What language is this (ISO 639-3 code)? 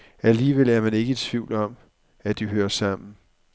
dan